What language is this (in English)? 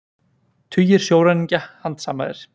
Icelandic